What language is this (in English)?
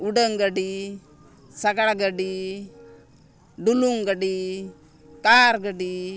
Santali